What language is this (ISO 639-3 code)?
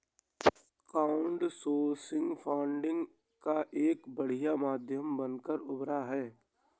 hin